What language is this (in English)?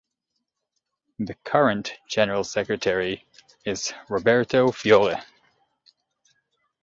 English